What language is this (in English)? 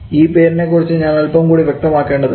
Malayalam